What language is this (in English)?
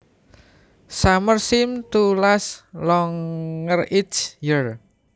Javanese